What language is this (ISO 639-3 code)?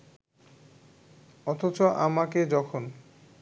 ben